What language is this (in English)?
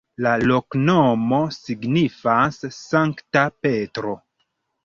Esperanto